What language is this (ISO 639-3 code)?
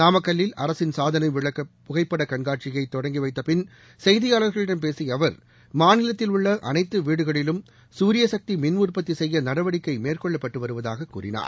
tam